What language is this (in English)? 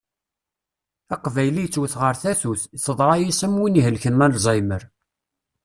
Kabyle